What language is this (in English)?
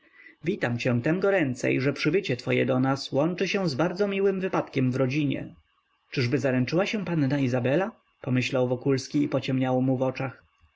Polish